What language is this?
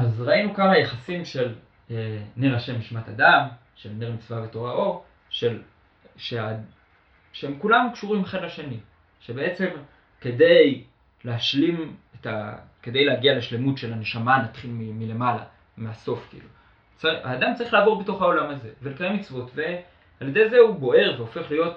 Hebrew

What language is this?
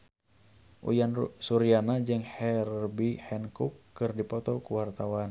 Sundanese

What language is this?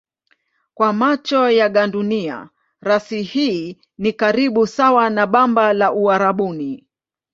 Swahili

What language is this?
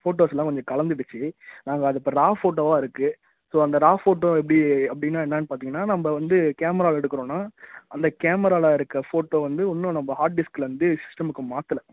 Tamil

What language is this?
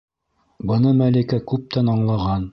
Bashkir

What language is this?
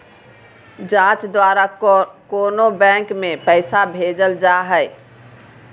Magahi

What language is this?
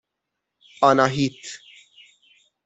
Persian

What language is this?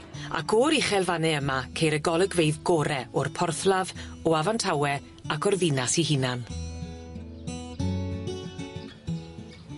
Welsh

